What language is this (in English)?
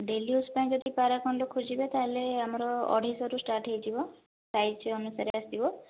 Odia